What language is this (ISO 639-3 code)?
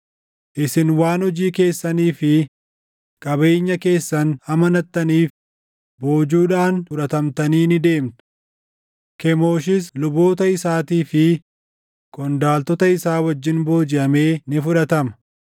orm